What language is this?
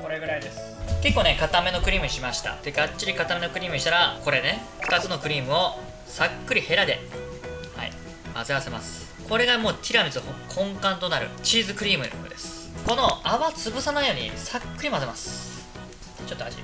Japanese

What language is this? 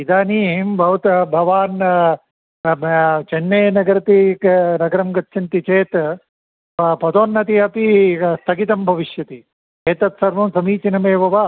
Sanskrit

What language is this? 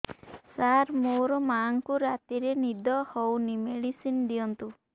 Odia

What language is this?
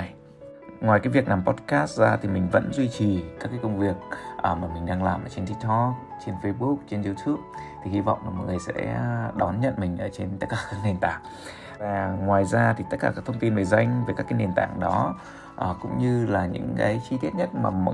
Vietnamese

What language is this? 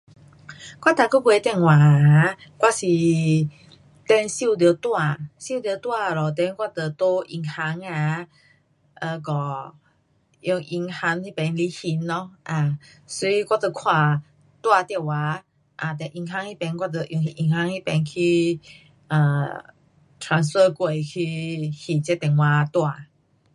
Pu-Xian Chinese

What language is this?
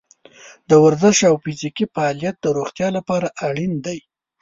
Pashto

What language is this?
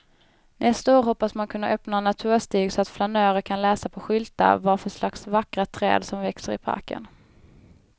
Swedish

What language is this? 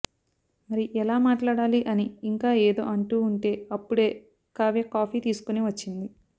Telugu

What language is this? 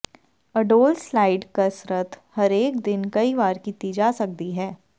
Punjabi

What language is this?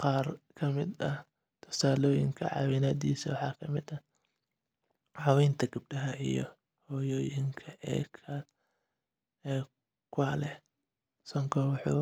Somali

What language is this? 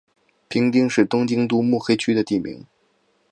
Chinese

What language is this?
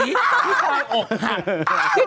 Thai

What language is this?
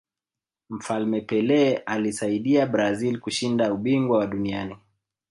Swahili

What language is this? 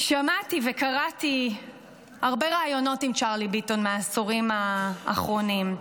Hebrew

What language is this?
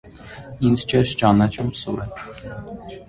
Armenian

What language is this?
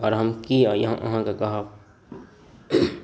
Maithili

